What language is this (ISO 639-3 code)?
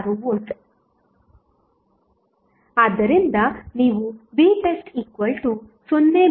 kan